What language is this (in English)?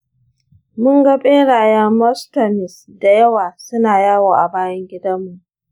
Hausa